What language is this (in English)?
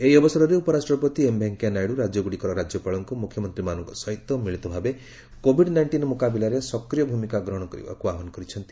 Odia